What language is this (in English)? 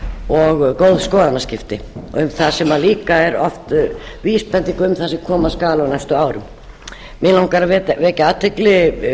Icelandic